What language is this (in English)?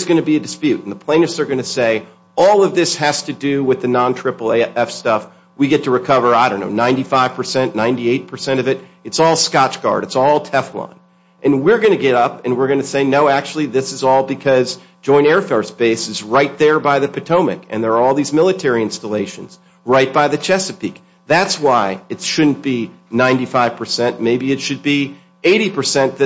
English